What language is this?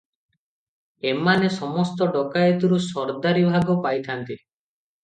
Odia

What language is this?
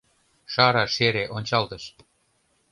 Mari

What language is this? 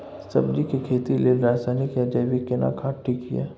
Maithili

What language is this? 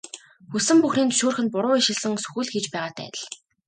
Mongolian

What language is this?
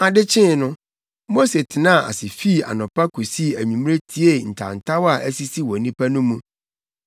Akan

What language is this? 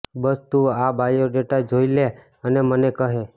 Gujarati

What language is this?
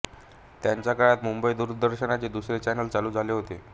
Marathi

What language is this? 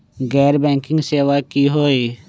Magahi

